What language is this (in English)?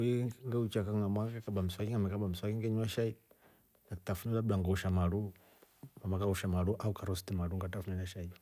Rombo